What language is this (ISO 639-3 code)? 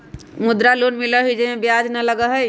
mag